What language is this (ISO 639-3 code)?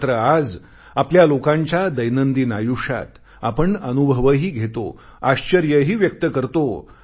mar